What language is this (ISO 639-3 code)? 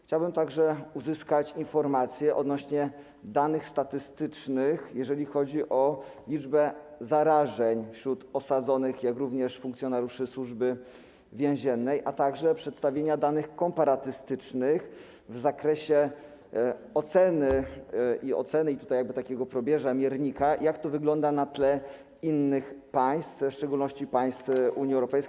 pol